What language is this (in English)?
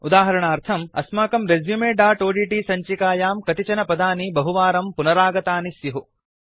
Sanskrit